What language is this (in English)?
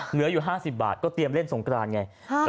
Thai